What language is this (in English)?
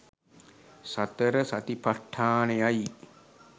Sinhala